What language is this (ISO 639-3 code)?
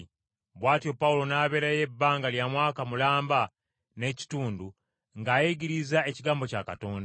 lug